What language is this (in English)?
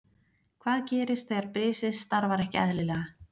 Icelandic